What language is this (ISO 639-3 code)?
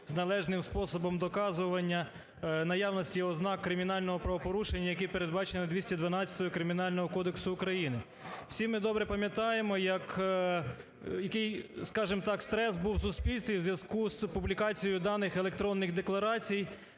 ukr